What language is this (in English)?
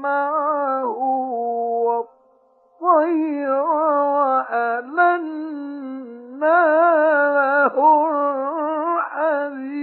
Arabic